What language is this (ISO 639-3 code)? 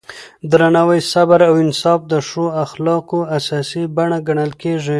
pus